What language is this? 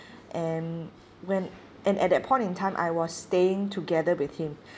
English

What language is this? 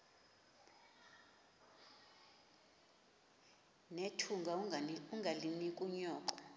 Xhosa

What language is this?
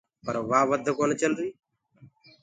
Gurgula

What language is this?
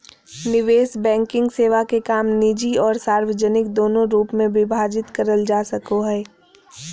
Magahi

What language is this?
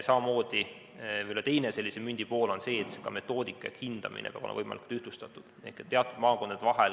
Estonian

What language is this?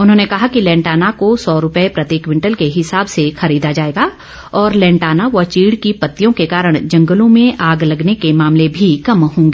Hindi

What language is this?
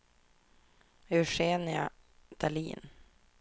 Swedish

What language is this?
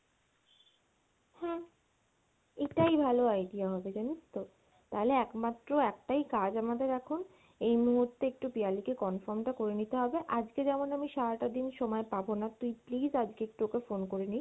Bangla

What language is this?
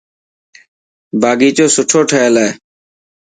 Dhatki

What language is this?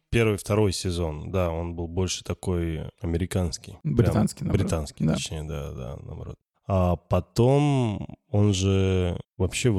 Russian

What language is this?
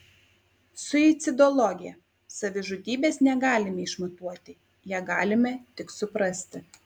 Lithuanian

